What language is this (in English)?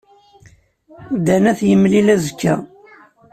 Kabyle